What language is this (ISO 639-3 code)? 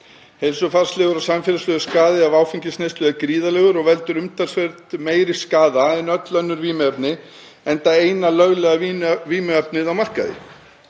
isl